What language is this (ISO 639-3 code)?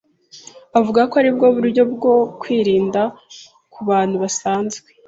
kin